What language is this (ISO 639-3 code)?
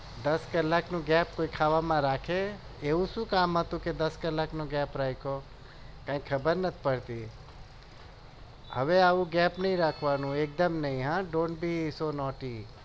guj